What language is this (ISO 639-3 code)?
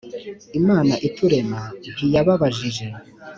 kin